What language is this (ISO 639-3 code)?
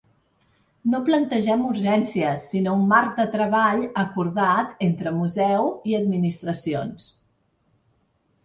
cat